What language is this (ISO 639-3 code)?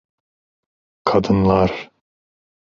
tur